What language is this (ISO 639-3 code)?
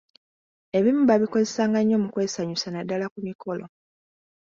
lug